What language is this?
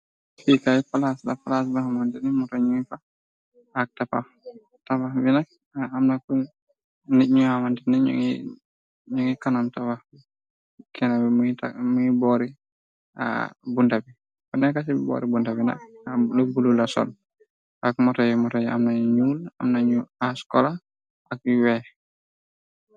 Wolof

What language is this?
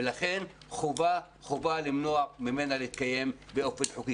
Hebrew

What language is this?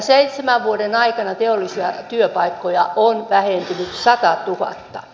Finnish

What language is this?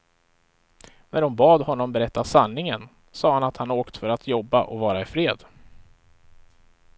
Swedish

